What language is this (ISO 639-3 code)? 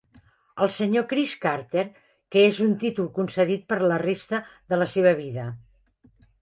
cat